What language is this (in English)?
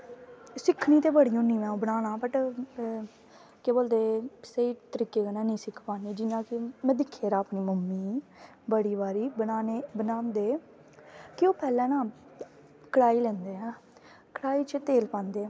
Dogri